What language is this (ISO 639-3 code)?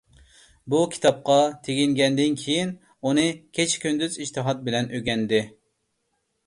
uig